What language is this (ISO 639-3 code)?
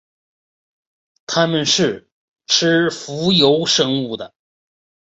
zho